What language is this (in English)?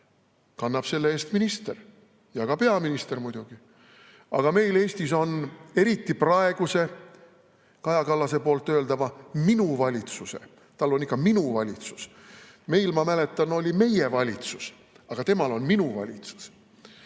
Estonian